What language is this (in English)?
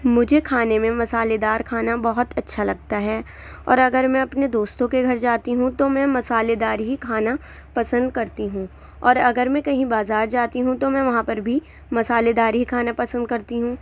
Urdu